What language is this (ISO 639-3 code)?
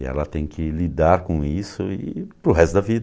por